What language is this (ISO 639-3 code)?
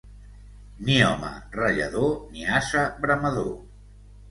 cat